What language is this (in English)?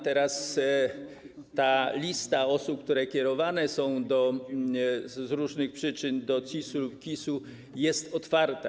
Polish